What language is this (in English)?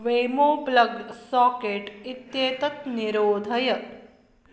Sanskrit